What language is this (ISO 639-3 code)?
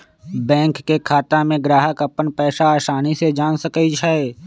mag